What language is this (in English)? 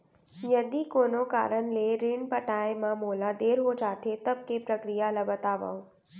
Chhattisgarhi